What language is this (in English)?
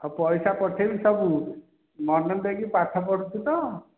Odia